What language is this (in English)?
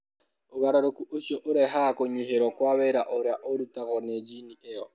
Kikuyu